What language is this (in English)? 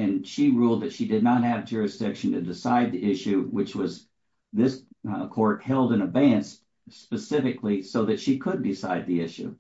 English